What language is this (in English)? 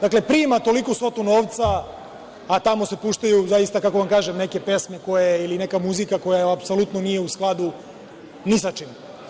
Serbian